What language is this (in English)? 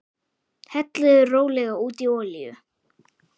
Icelandic